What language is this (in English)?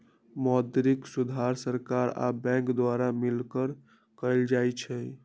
Magahi